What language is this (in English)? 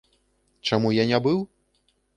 Belarusian